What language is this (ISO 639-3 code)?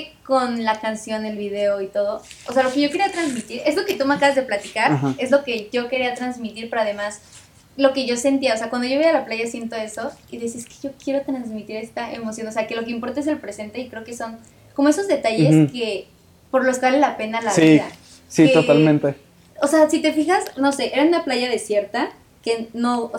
spa